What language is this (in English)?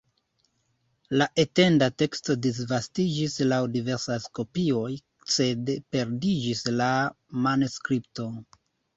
Esperanto